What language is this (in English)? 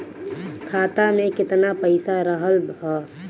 Bhojpuri